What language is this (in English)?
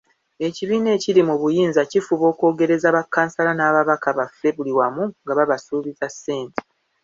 Ganda